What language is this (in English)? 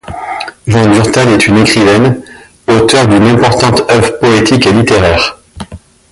French